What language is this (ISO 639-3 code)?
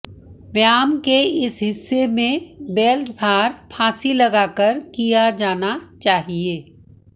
hin